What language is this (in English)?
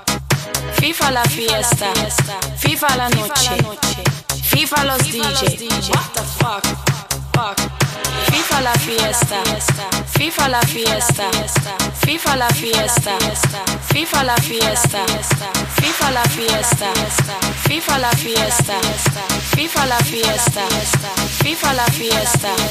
Greek